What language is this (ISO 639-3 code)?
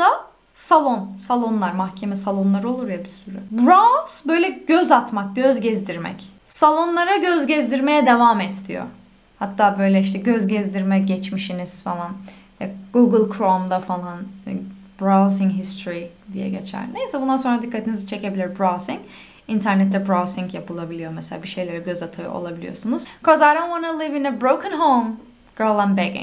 tur